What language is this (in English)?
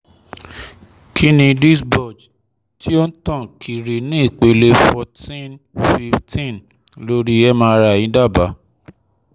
Yoruba